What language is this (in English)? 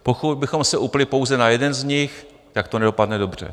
Czech